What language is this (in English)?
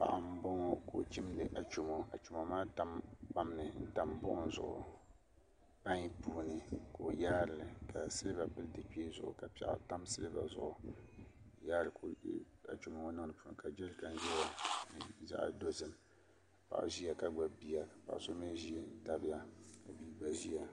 Dagbani